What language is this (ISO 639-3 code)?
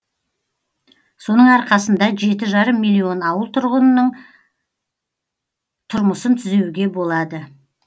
kaz